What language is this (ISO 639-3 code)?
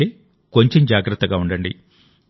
tel